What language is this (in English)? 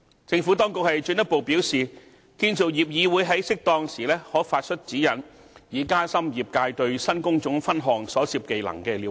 Cantonese